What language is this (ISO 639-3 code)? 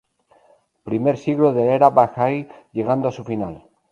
spa